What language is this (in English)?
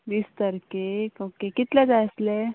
Konkani